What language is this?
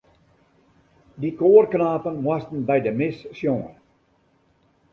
Western Frisian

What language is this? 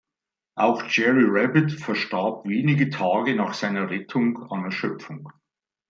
German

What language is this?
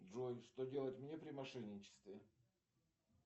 Russian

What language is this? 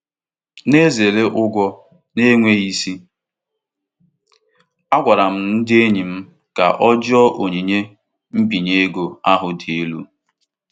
Igbo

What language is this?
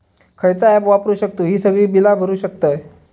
Marathi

